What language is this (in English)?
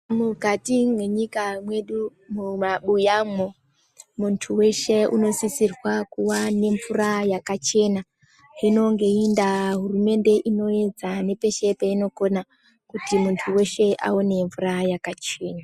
Ndau